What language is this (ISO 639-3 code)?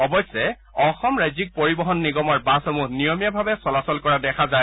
asm